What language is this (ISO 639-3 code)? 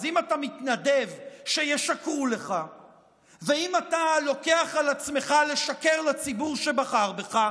heb